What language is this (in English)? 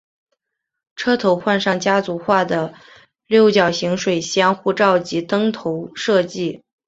Chinese